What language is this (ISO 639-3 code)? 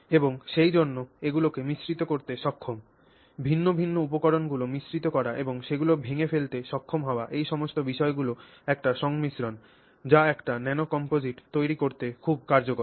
ben